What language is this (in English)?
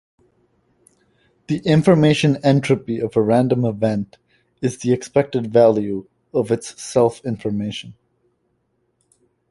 English